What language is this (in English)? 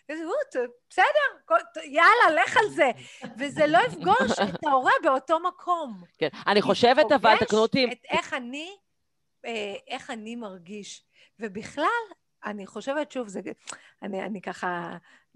Hebrew